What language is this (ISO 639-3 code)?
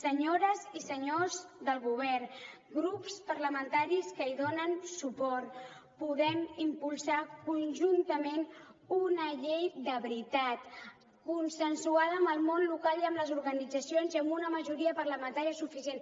cat